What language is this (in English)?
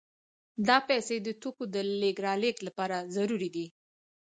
Pashto